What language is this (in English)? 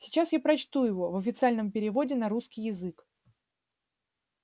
Russian